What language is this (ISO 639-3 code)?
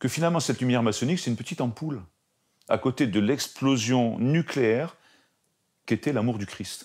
fra